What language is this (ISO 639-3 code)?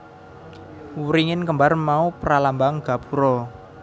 jav